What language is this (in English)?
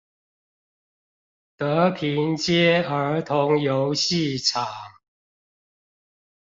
Chinese